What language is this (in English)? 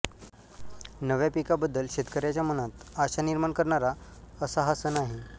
Marathi